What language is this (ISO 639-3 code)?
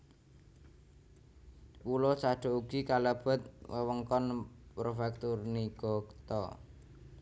jav